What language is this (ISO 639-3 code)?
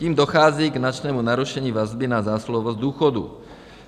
ces